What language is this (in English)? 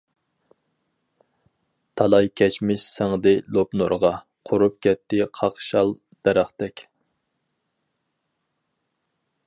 Uyghur